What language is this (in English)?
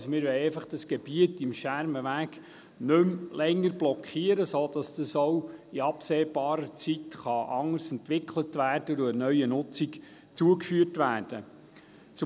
Swiss German